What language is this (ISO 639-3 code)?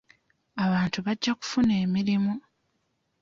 lug